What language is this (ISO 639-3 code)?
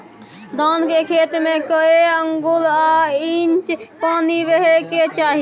mai